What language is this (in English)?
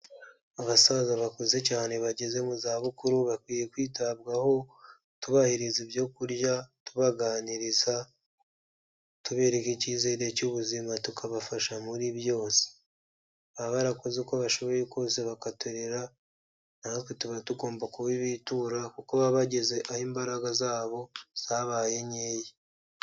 Kinyarwanda